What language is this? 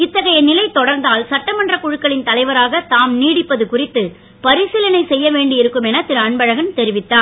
Tamil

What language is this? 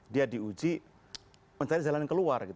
Indonesian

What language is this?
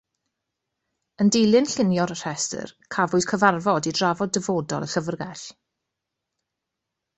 Welsh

